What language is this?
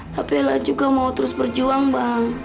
Indonesian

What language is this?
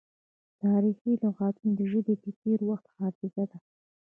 Pashto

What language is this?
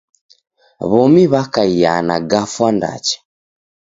Taita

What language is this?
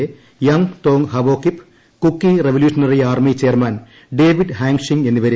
Malayalam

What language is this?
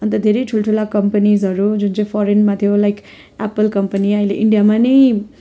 Nepali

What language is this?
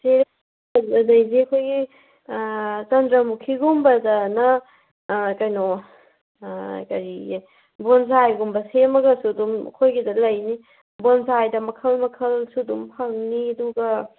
Manipuri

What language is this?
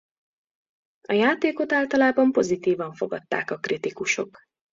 Hungarian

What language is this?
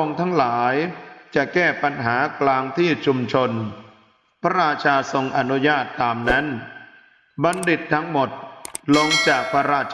Thai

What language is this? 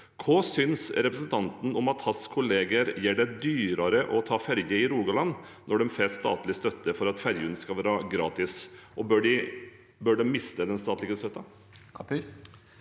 Norwegian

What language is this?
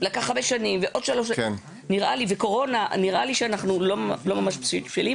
Hebrew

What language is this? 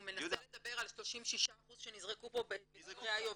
Hebrew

